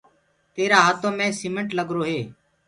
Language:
Gurgula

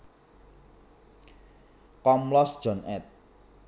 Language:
Javanese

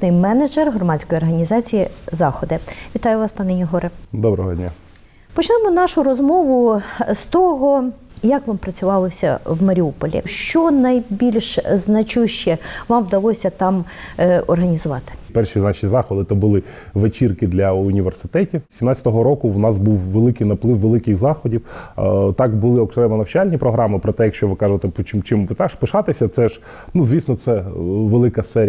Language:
Ukrainian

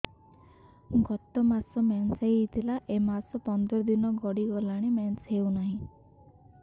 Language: Odia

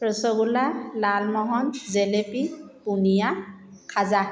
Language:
Assamese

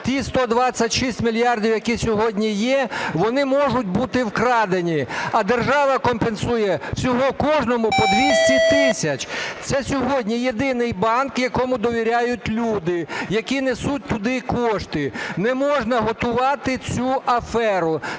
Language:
Ukrainian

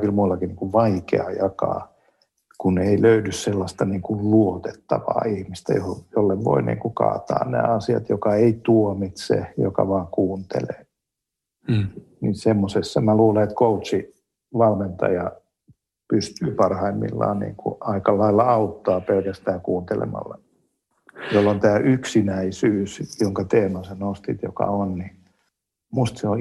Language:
Finnish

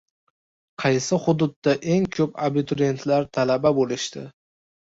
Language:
Uzbek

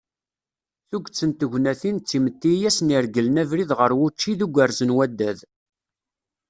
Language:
Kabyle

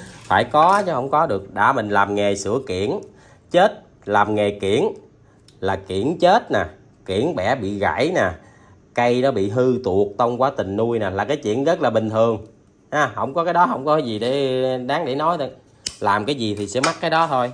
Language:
Vietnamese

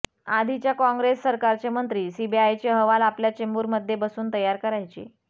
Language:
Marathi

